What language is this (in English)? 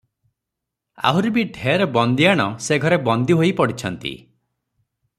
Odia